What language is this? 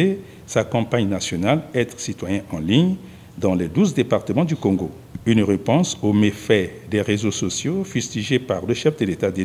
French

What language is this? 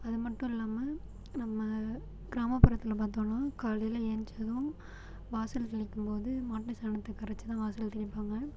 Tamil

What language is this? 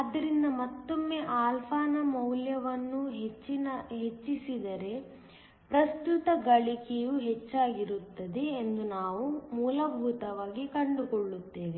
Kannada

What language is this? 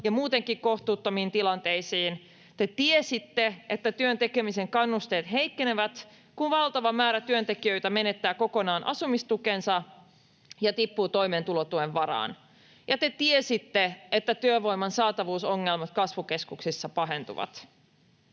Finnish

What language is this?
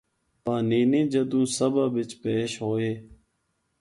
Northern Hindko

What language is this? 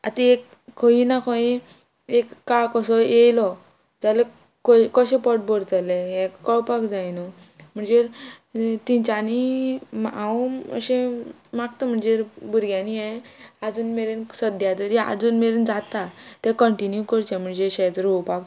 Konkani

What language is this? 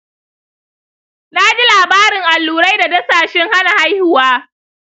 Hausa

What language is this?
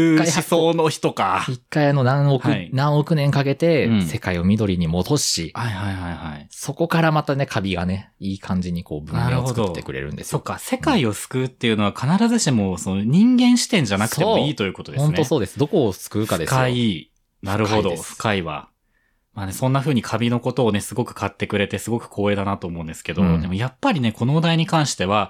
Japanese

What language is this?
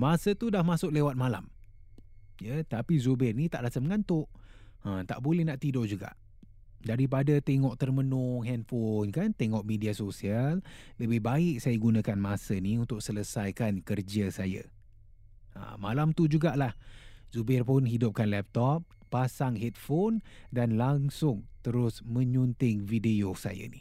Malay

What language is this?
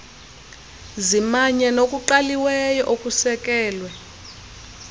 Xhosa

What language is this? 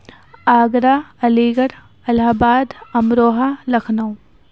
Urdu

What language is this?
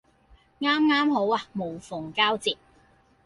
Cantonese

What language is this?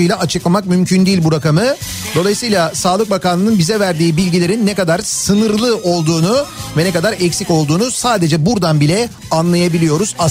Turkish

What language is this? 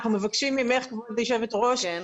Hebrew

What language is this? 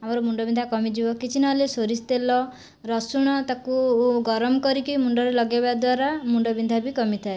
Odia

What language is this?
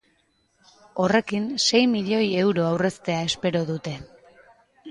Basque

